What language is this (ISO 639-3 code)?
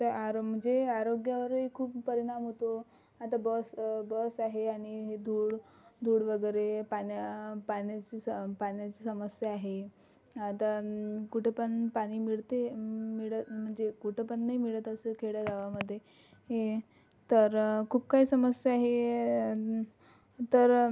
mar